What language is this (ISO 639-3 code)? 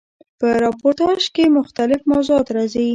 pus